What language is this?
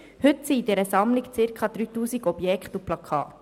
Swiss German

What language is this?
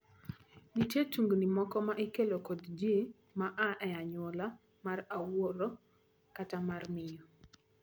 Luo (Kenya and Tanzania)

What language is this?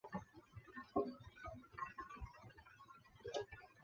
Chinese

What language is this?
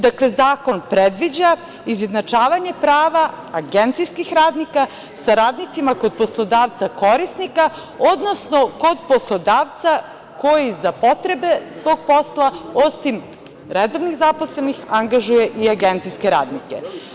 Serbian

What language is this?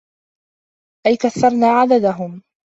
Arabic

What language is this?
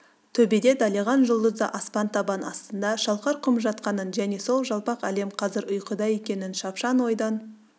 Kazakh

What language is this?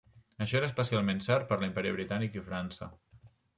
Catalan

